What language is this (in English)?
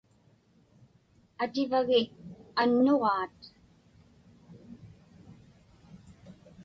Inupiaq